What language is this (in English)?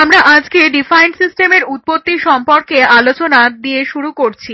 Bangla